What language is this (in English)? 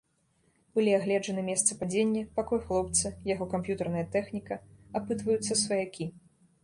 Belarusian